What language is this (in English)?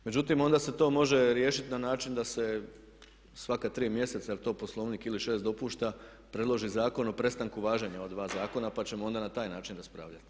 Croatian